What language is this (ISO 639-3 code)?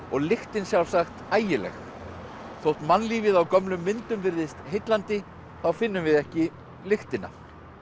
isl